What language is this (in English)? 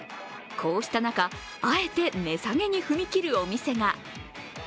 Japanese